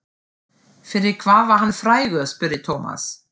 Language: Icelandic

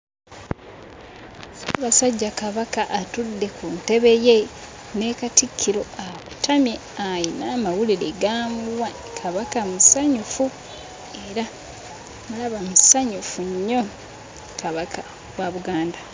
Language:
Ganda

